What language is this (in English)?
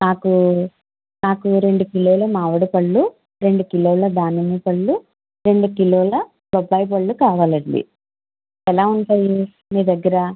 Telugu